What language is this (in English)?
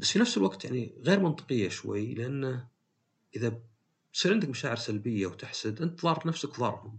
Arabic